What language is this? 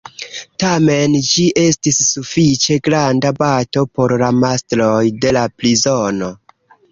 Esperanto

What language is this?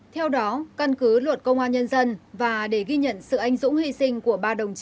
Vietnamese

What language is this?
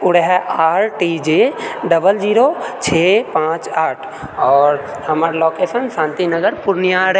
Maithili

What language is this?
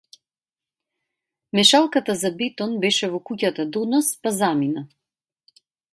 Macedonian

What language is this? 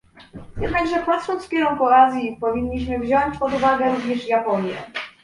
Polish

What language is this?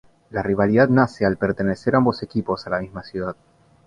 Spanish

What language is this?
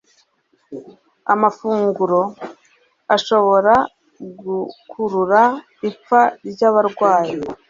Kinyarwanda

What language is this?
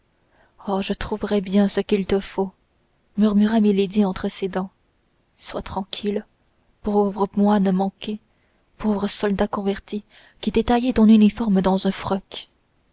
French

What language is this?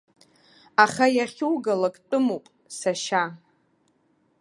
Abkhazian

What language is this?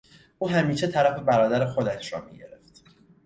Persian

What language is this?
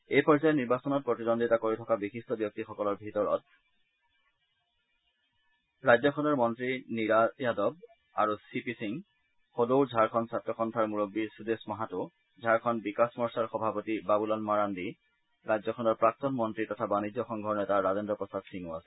Assamese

